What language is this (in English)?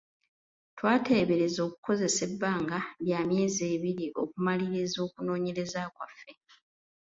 Ganda